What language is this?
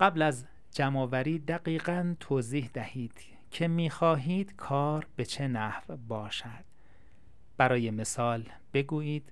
Persian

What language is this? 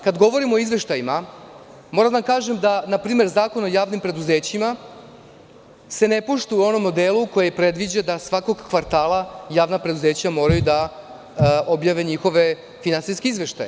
Serbian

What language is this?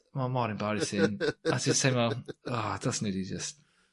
Welsh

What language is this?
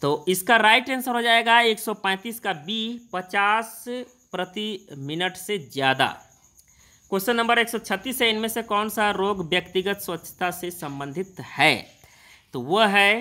Hindi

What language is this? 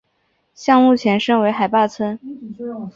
Chinese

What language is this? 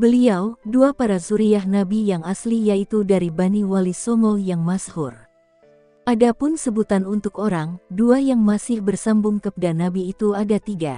Indonesian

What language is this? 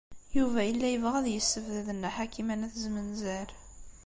Kabyle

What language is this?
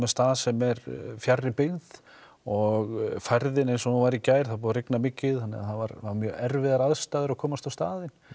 Icelandic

